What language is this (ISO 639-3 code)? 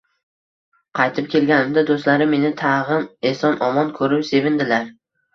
uzb